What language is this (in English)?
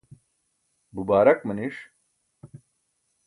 Burushaski